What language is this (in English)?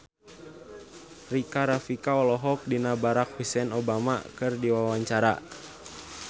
Sundanese